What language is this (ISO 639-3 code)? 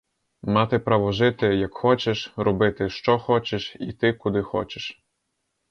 ukr